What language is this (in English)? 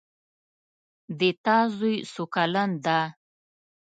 Pashto